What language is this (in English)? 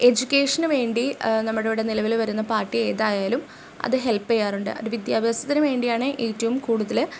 Malayalam